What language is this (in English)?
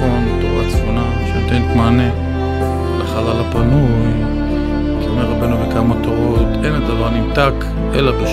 Hebrew